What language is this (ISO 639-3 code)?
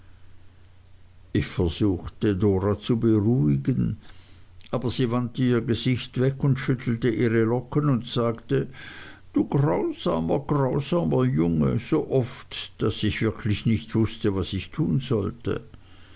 deu